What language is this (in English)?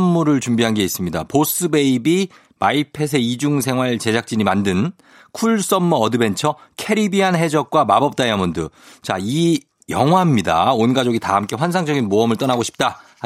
Korean